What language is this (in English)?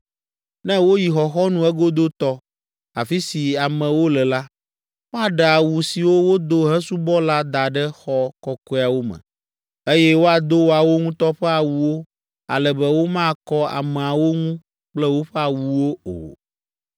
Ewe